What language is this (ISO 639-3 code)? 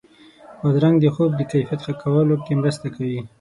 pus